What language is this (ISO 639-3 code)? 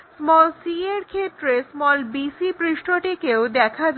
ben